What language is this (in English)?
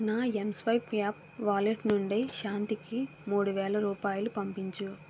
Telugu